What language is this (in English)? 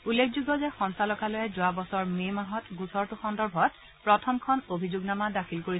Assamese